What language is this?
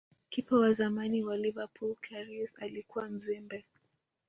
Swahili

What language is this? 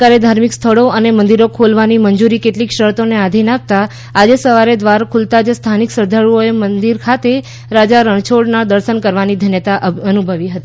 Gujarati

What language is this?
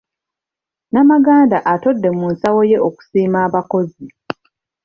Ganda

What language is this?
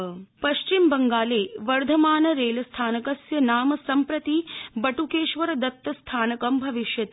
Sanskrit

